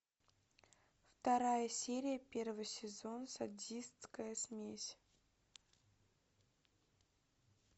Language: Russian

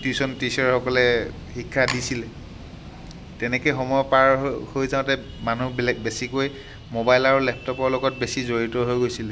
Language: Assamese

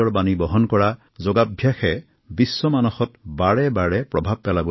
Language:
Assamese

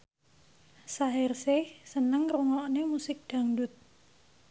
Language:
Javanese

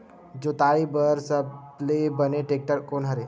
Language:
Chhattisgarhi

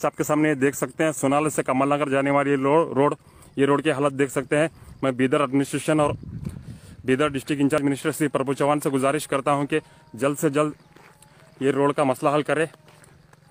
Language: Hindi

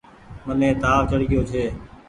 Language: Goaria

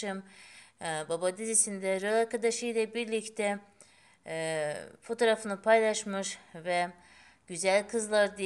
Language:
Turkish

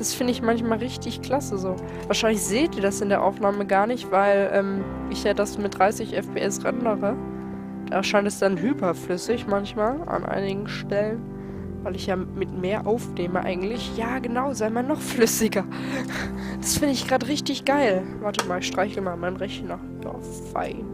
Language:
German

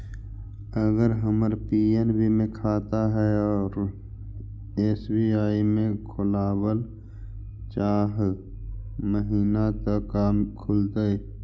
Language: Magahi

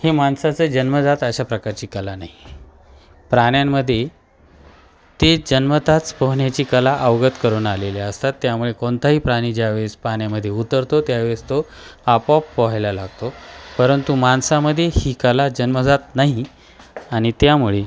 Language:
Marathi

